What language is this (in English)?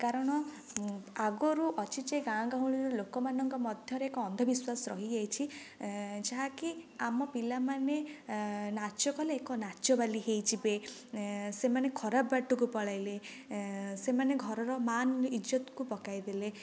Odia